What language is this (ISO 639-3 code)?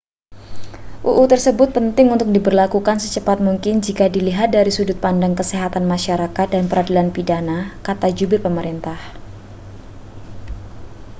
ind